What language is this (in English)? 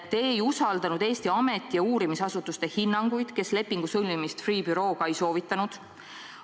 Estonian